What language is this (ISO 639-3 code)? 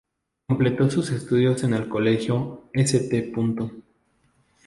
spa